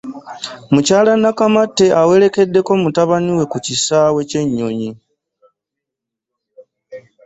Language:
Ganda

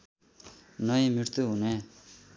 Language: Nepali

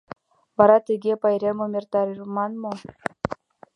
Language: Mari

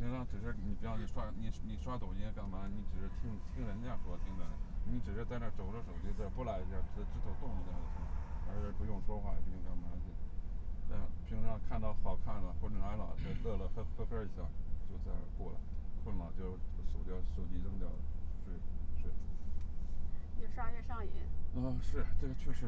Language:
Chinese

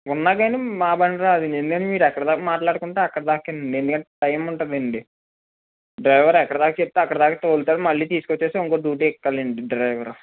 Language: Telugu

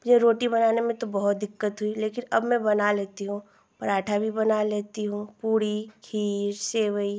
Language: Hindi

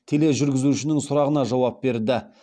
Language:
Kazakh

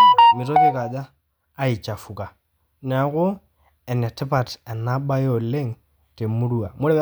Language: Masai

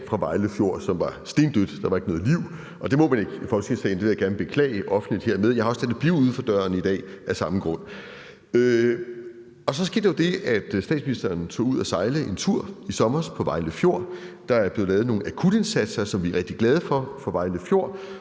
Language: Danish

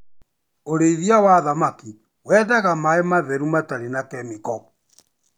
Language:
Kikuyu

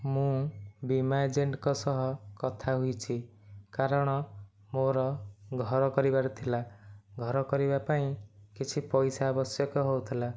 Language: Odia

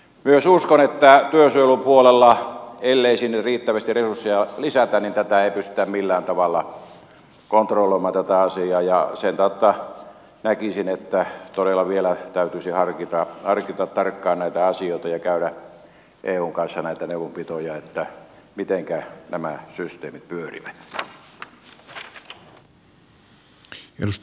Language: Finnish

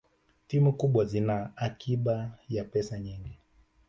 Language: Swahili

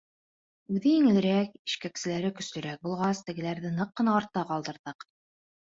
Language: Bashkir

